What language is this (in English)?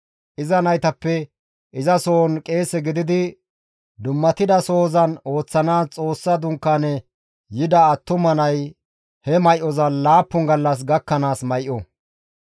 Gamo